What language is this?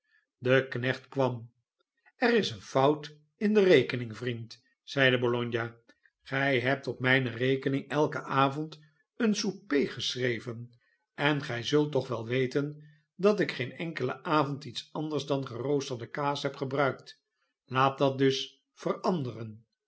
Dutch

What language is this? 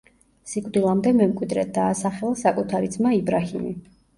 Georgian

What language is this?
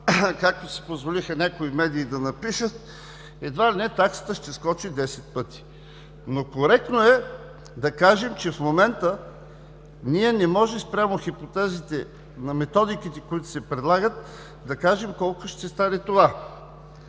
Bulgarian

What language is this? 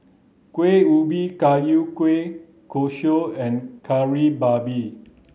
English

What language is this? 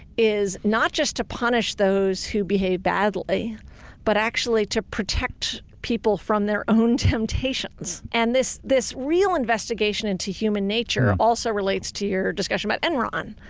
English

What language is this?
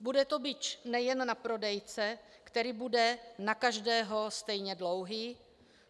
Czech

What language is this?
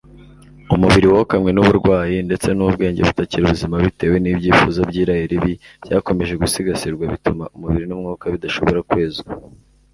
Kinyarwanda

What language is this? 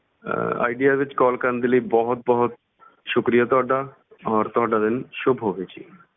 Punjabi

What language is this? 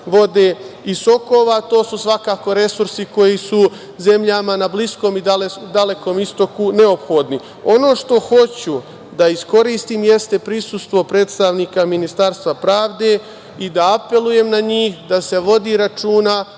Serbian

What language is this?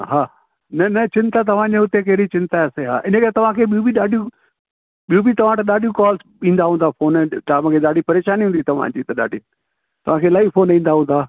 Sindhi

